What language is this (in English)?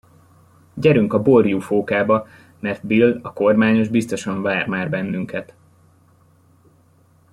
Hungarian